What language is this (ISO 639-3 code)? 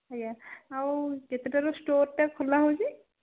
ori